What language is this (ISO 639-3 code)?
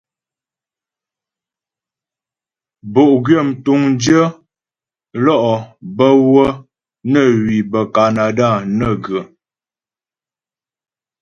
bbj